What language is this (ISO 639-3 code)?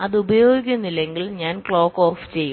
mal